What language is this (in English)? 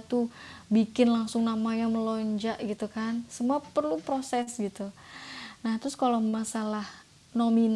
Indonesian